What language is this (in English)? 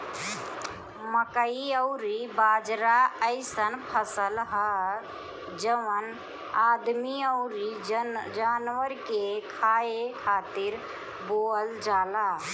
Bhojpuri